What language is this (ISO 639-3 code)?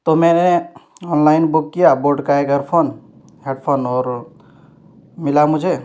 urd